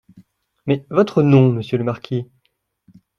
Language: French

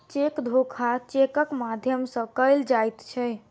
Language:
Maithili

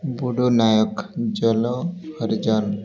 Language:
Odia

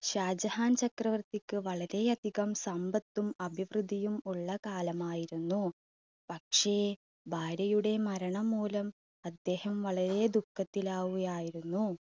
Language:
Malayalam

